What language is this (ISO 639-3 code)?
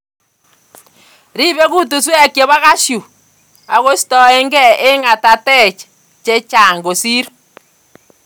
kln